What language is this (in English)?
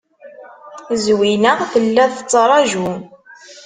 Kabyle